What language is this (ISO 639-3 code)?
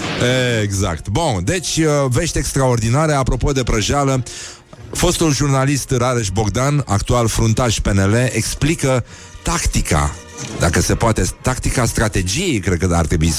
ron